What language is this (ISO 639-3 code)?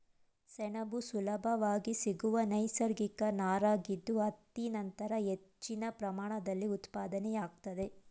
kan